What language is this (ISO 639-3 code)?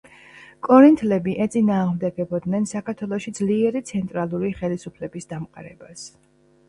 kat